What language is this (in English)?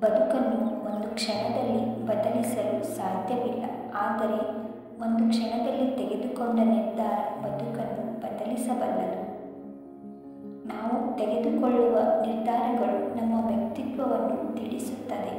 Romanian